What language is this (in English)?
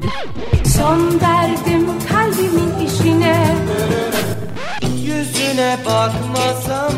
Turkish